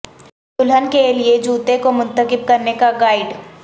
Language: Urdu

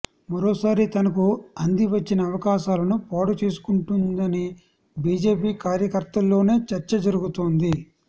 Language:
Telugu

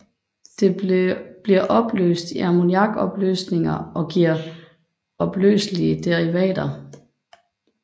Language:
Danish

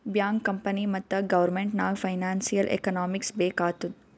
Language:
Kannada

